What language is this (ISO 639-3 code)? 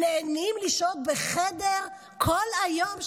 heb